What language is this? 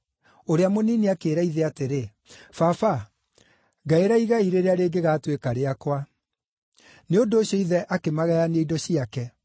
Kikuyu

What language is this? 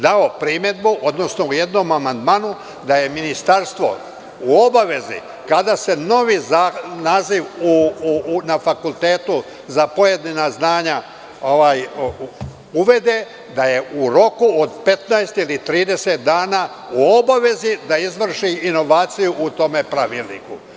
Serbian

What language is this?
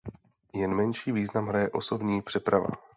Czech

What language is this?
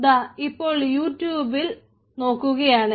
Malayalam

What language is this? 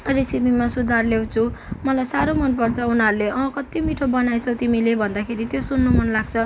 Nepali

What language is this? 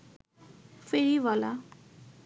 Bangla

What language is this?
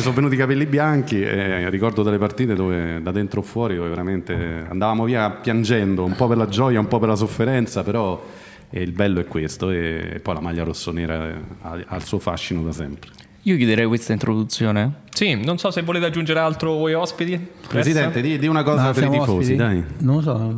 Italian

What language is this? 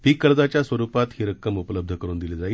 Marathi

